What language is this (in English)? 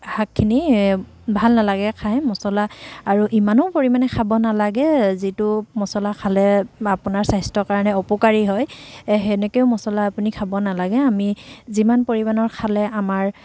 Assamese